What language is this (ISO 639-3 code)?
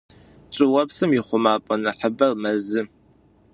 ady